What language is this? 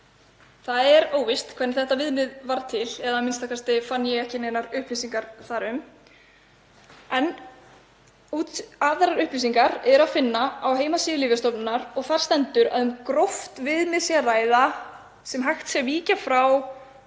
Icelandic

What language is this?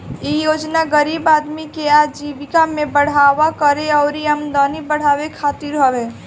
Bhojpuri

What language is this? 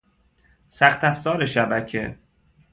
Persian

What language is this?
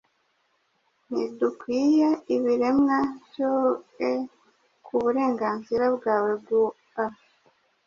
Kinyarwanda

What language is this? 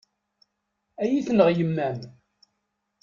Kabyle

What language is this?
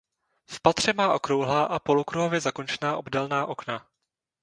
Czech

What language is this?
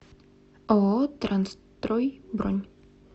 Russian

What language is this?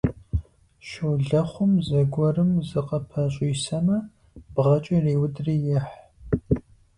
Kabardian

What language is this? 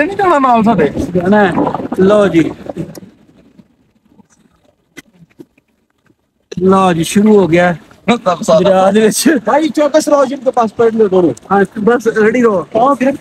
Punjabi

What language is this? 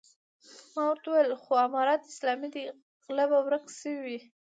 Pashto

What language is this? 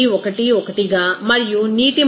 Telugu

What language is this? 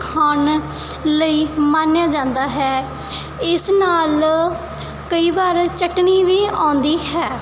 Punjabi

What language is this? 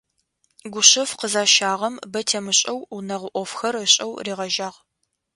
Adyghe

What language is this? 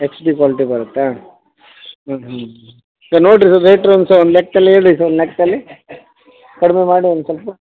Kannada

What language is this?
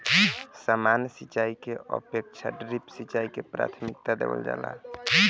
Bhojpuri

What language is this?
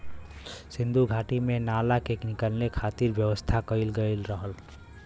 Bhojpuri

